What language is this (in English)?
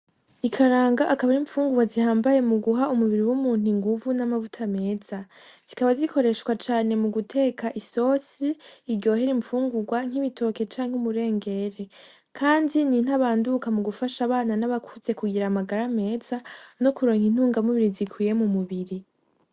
Rundi